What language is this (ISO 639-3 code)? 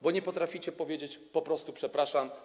pol